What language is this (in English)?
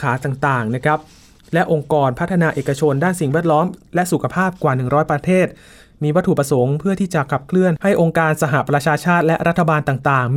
Thai